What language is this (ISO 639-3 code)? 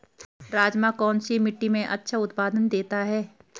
hin